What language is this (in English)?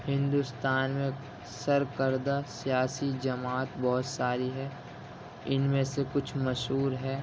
Urdu